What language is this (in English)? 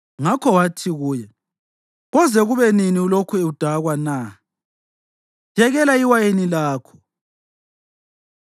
North Ndebele